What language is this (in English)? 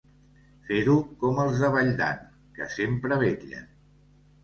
Catalan